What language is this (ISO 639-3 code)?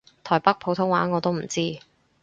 yue